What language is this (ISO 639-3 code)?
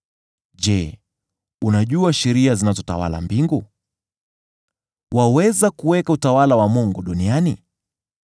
swa